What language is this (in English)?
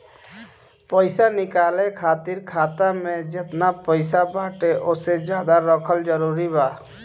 Bhojpuri